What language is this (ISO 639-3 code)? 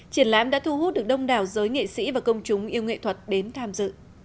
vie